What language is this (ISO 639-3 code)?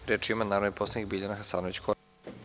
srp